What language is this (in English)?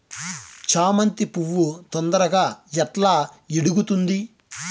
Telugu